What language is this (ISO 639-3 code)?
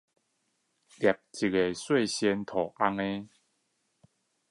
zho